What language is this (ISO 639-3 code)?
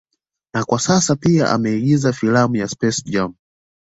swa